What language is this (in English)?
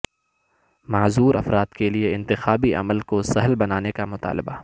Urdu